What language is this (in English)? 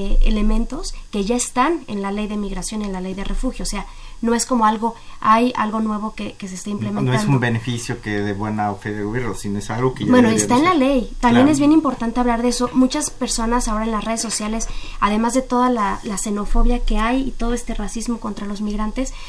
Spanish